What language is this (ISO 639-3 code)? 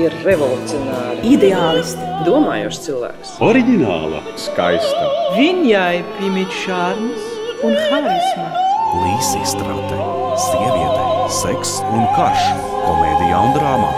lav